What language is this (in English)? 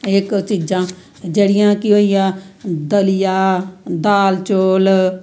Dogri